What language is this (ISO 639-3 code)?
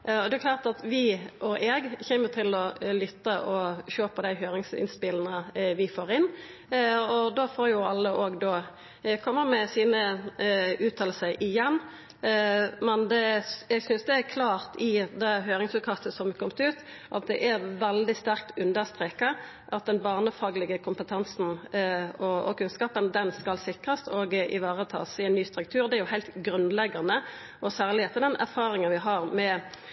nno